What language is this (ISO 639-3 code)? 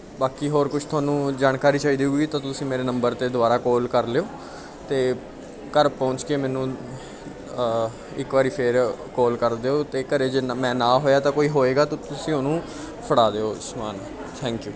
pan